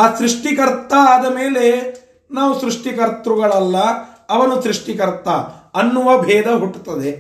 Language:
Kannada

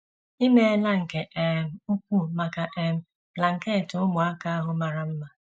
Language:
Igbo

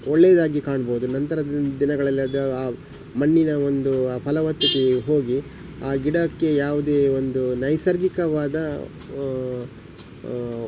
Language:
Kannada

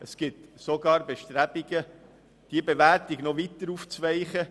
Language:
Swiss German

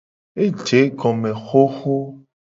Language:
Gen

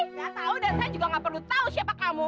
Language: Indonesian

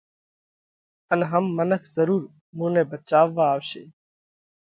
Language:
Parkari Koli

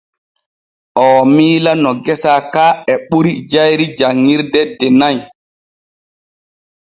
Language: Borgu Fulfulde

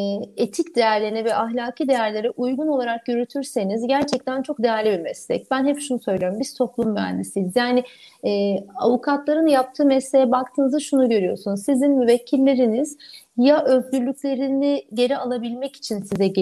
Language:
Turkish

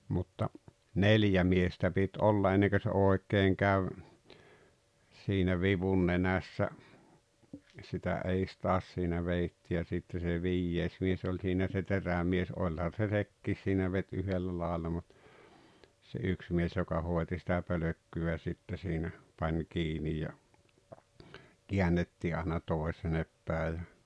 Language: Finnish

